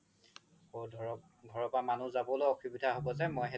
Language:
Assamese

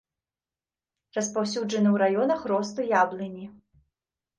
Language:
Belarusian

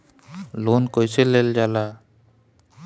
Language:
Bhojpuri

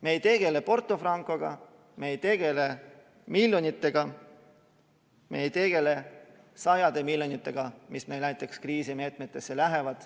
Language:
Estonian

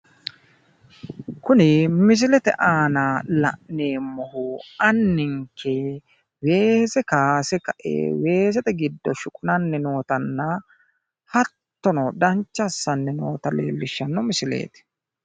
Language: Sidamo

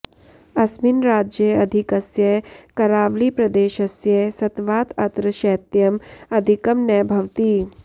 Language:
Sanskrit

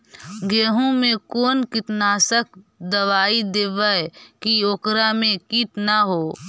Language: Magahi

